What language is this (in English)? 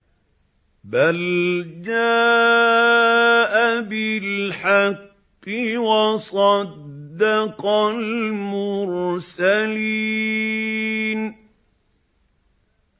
Arabic